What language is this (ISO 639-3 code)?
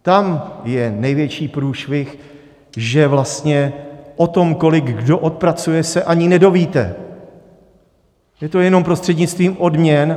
ces